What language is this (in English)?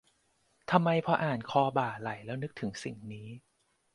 Thai